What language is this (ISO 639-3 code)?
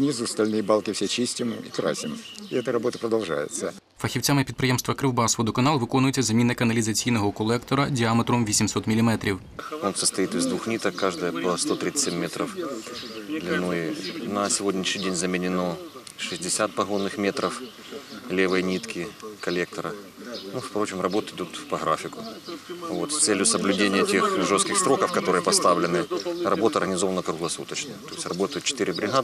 rus